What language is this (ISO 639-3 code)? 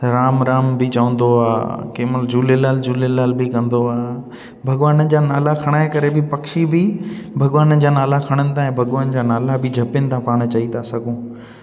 snd